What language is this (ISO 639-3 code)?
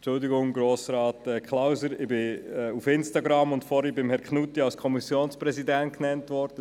gsw